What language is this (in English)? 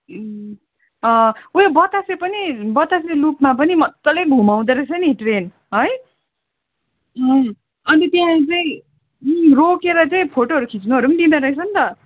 Nepali